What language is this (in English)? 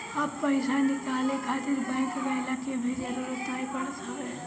Bhojpuri